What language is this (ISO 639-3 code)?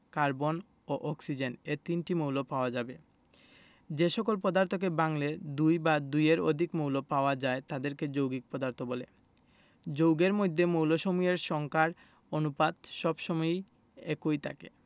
ben